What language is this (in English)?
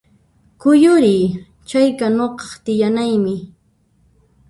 Puno Quechua